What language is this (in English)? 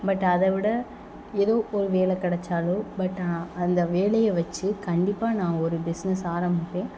Tamil